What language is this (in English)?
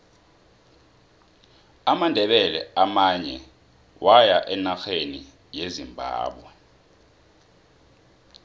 South Ndebele